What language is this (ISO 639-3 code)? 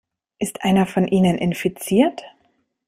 deu